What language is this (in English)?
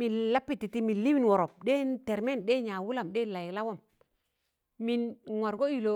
Tangale